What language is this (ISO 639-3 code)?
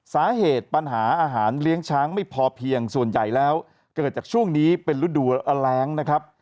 tha